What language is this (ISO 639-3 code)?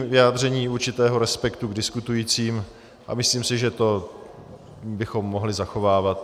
ces